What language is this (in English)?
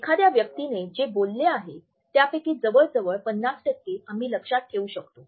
Marathi